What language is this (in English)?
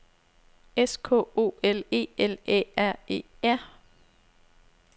Danish